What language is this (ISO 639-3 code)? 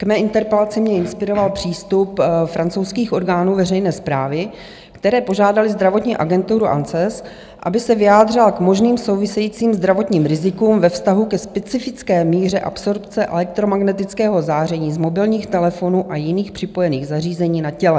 ces